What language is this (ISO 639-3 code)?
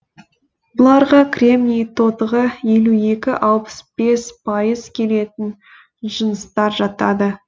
kaz